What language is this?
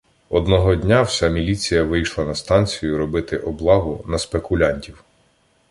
Ukrainian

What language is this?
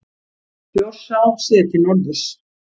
Icelandic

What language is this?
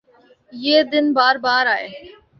Urdu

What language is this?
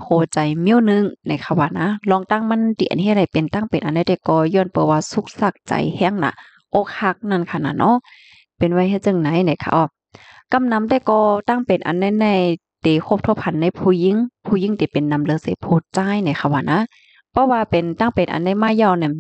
Thai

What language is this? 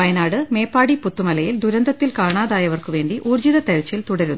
Malayalam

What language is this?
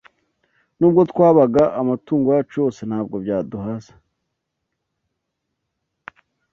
Kinyarwanda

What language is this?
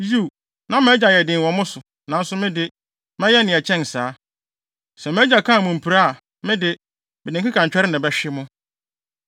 Akan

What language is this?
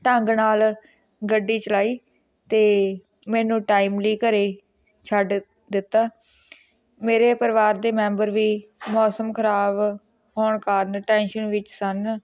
Punjabi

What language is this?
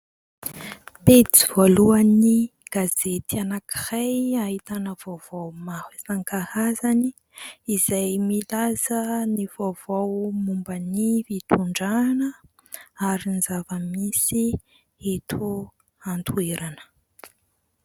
Malagasy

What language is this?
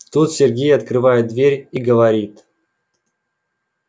Russian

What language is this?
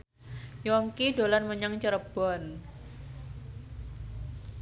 Javanese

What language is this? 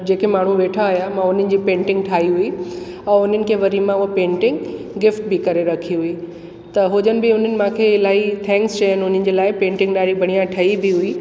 Sindhi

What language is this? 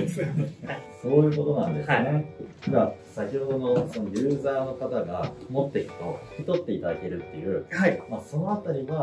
Japanese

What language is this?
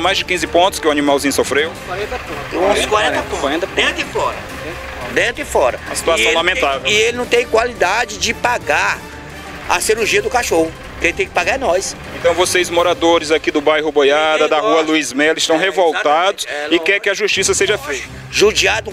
Portuguese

